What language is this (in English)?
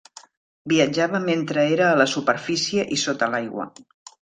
Catalan